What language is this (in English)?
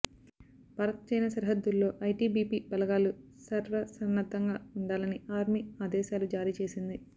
Telugu